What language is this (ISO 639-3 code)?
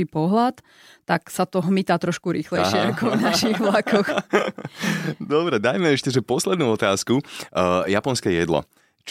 slk